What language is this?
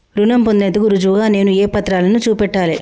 Telugu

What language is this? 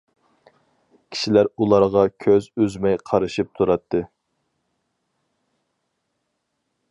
Uyghur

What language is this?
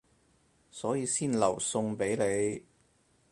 Cantonese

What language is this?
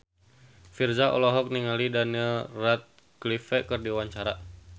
Sundanese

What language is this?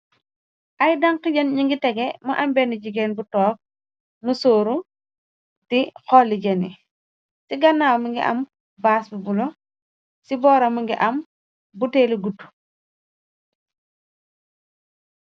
Wolof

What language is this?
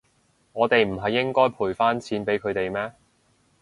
Cantonese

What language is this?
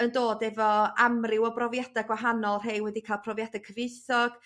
Welsh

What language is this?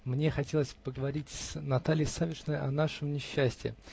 Russian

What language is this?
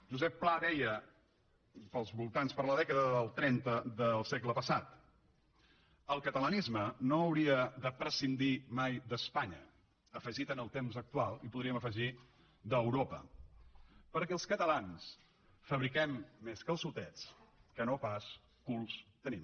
Catalan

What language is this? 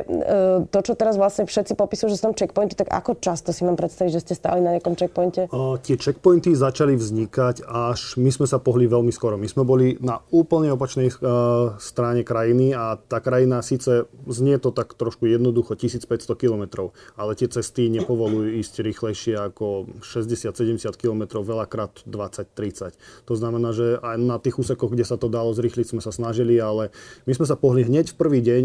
Slovak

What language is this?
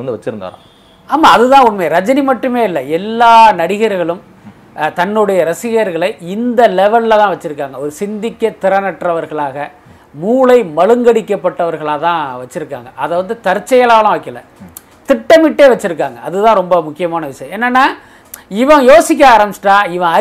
Tamil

